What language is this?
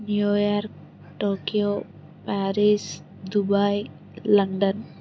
Telugu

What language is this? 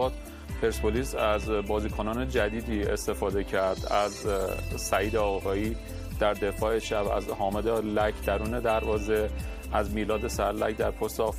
Persian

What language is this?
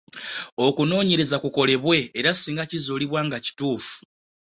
Ganda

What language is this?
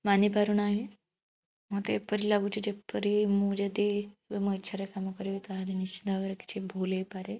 Odia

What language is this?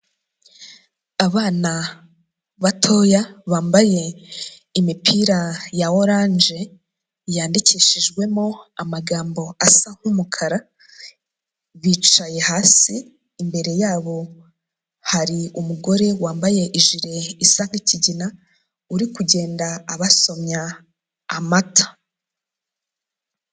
Kinyarwanda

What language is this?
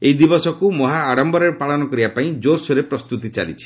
Odia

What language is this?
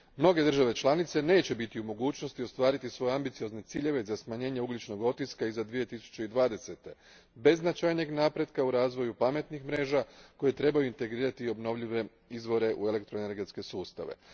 Croatian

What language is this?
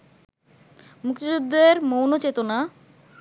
Bangla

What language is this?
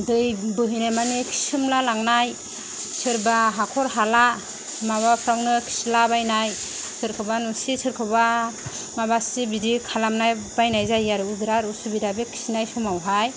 Bodo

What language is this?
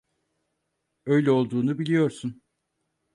Turkish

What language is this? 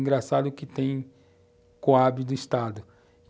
Portuguese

